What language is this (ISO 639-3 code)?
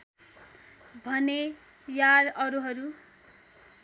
nep